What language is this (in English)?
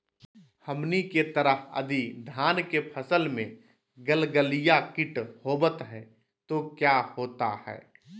Magahi